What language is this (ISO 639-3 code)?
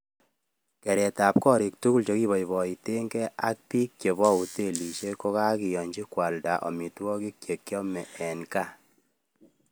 kln